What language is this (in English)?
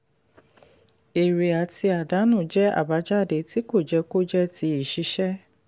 Yoruba